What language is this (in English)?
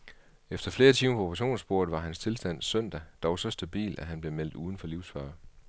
Danish